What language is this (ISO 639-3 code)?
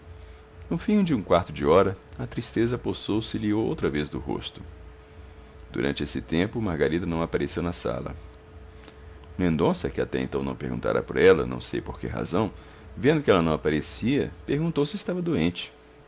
por